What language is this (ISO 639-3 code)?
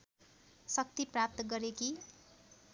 nep